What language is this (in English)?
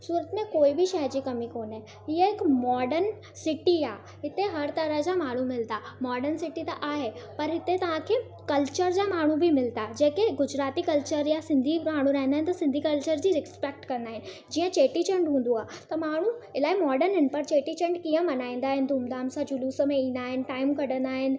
Sindhi